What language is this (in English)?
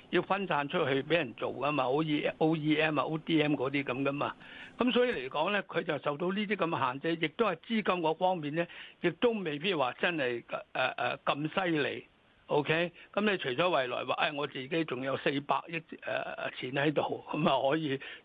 Chinese